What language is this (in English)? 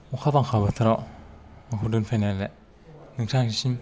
Bodo